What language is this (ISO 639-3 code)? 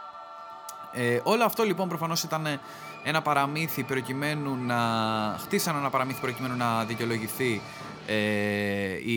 ell